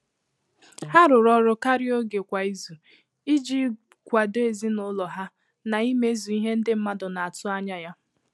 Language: Igbo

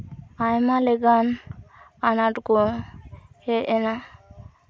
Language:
Santali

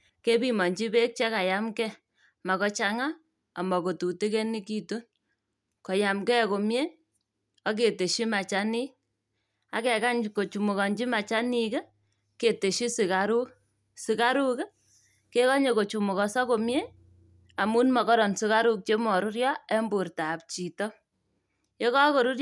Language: Kalenjin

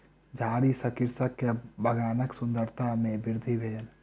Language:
Maithili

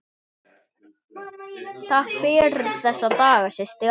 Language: Icelandic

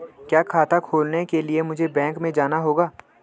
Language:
Hindi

